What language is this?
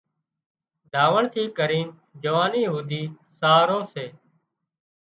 Wadiyara Koli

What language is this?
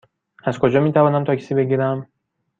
Persian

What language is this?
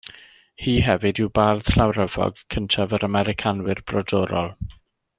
Welsh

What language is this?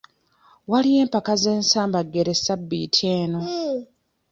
Ganda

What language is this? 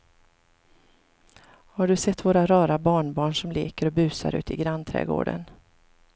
Swedish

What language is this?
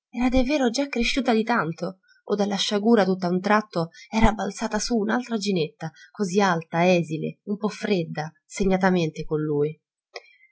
Italian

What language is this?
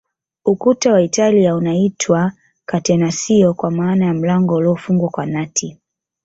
Swahili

